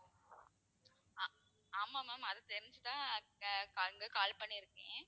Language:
Tamil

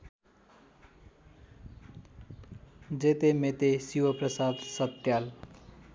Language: Nepali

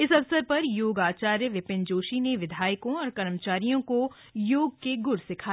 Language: Hindi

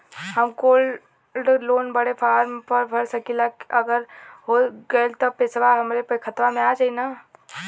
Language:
Bhojpuri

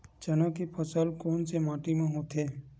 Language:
Chhattisgarhi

